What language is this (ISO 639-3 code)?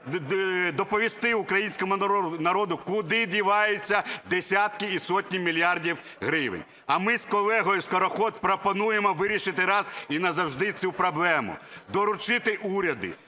ukr